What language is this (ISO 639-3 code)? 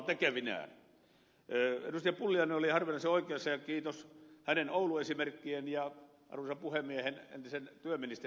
fin